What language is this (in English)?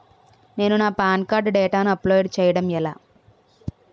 Telugu